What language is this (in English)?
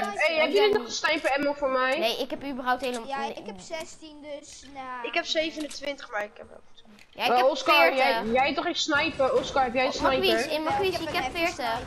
Dutch